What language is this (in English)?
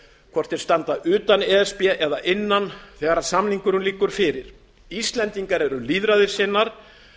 Icelandic